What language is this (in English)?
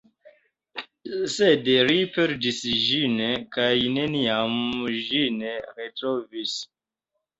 Esperanto